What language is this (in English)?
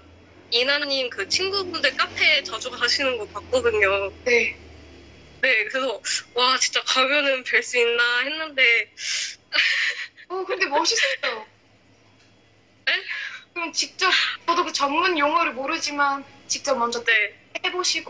Korean